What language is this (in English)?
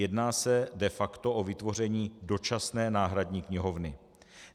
Czech